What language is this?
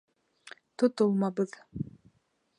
Bashkir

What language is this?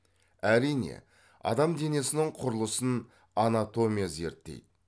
Kazakh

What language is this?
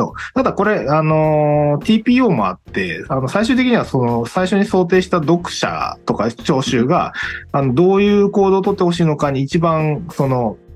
Japanese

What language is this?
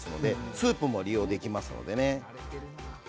Japanese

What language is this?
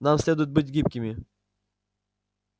Russian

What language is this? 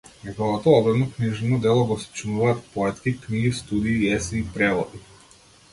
Macedonian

